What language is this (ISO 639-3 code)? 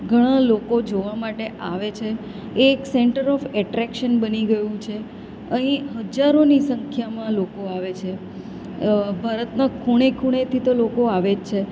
guj